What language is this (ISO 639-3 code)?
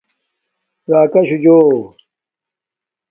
dmk